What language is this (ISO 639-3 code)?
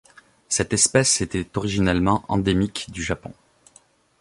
fra